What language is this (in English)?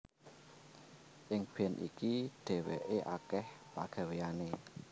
Javanese